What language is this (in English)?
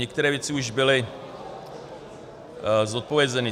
Czech